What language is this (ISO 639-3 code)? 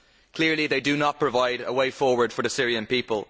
eng